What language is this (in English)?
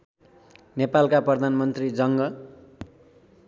Nepali